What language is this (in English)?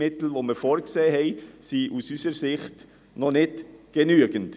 Swiss German